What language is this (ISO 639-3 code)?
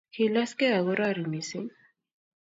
kln